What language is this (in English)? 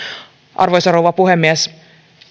Finnish